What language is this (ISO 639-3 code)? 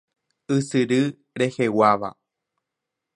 grn